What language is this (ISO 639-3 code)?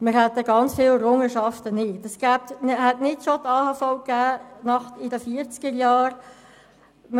gsw